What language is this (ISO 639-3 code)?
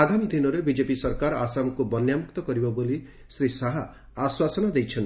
ori